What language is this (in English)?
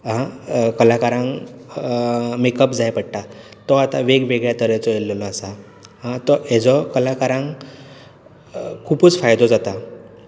Konkani